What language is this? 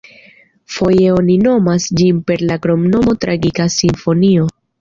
Esperanto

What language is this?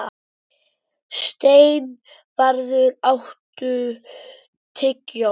Icelandic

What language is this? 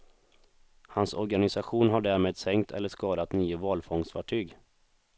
Swedish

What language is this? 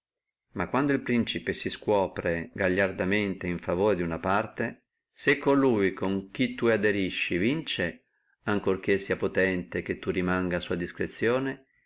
Italian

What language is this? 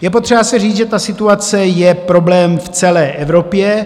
Czech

